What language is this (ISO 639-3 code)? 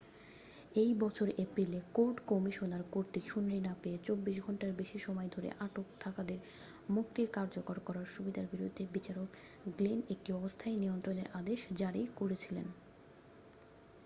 ben